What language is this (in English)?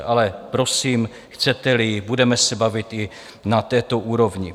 Czech